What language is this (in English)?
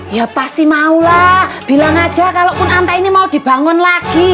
Indonesian